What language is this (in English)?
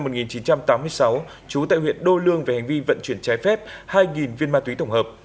Vietnamese